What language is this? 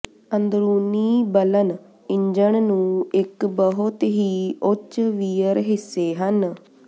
Punjabi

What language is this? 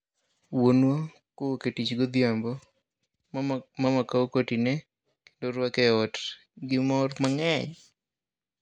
Luo (Kenya and Tanzania)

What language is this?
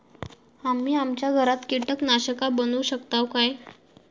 Marathi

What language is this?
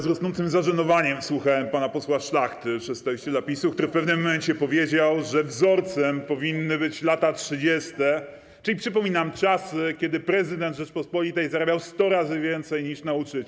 Polish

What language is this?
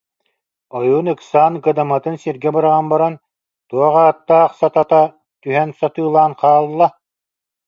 Yakut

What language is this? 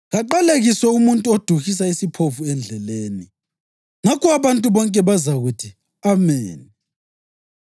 North Ndebele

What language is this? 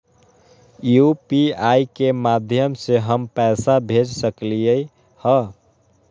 Magahi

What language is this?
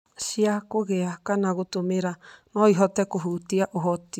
Kikuyu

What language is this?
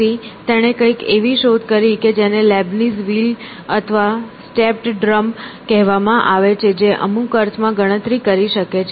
Gujarati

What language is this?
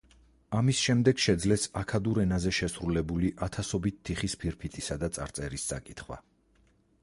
Georgian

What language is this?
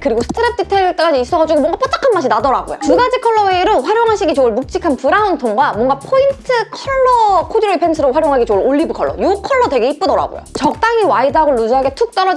Korean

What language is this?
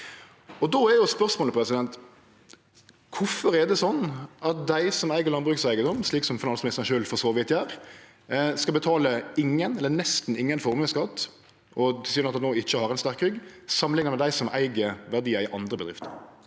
Norwegian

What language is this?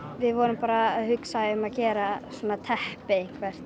Icelandic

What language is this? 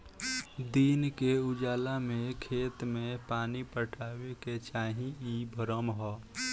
Bhojpuri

